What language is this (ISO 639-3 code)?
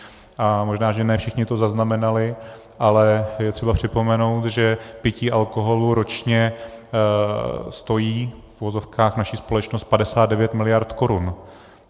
ces